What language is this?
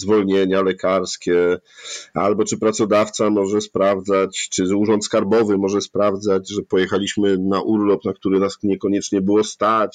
Polish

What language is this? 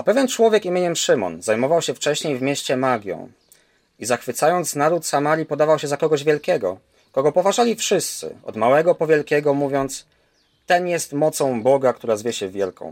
Polish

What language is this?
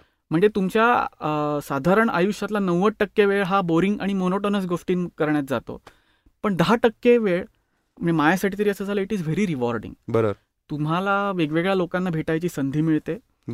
Marathi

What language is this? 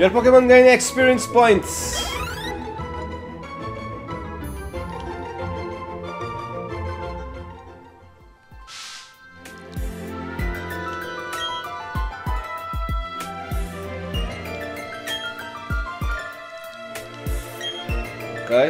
Portuguese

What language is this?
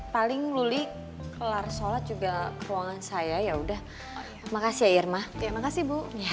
Indonesian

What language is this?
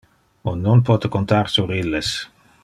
Interlingua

